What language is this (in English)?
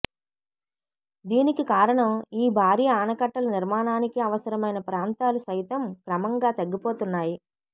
Telugu